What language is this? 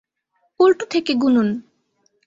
Bangla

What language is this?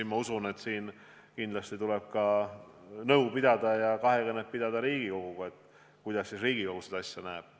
Estonian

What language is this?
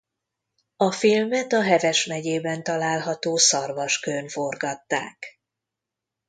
Hungarian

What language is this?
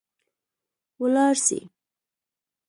Pashto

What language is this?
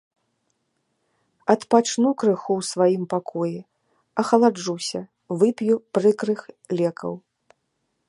Belarusian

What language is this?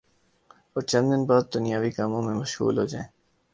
Urdu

